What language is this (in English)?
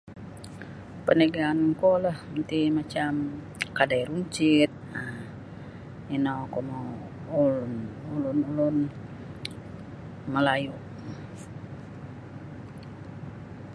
Sabah Bisaya